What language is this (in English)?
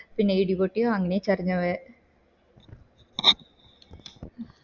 Malayalam